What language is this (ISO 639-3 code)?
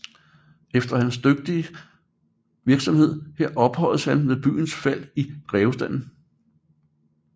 dan